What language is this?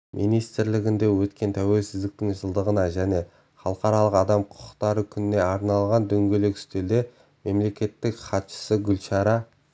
Kazakh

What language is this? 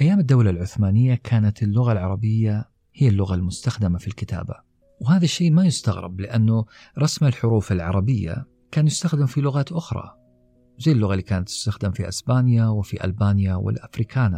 Arabic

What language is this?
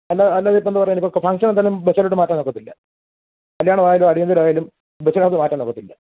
Malayalam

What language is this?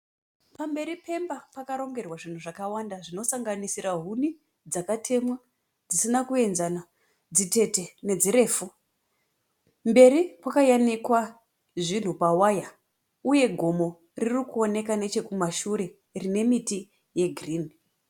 Shona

